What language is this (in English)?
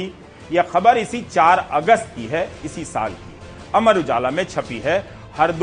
Hindi